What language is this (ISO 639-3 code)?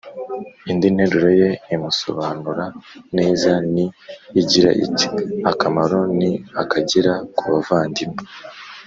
kin